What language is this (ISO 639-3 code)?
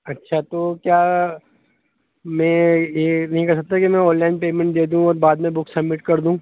urd